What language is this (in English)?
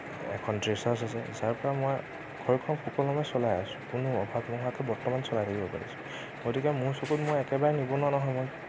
Assamese